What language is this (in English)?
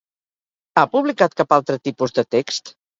Catalan